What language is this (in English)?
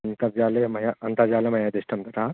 Sanskrit